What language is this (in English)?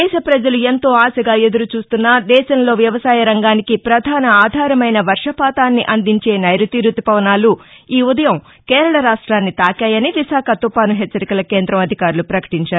Telugu